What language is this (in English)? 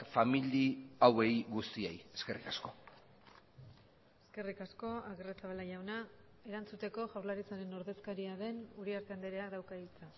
Basque